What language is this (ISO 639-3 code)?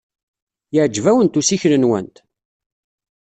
kab